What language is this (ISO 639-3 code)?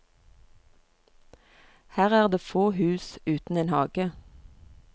nor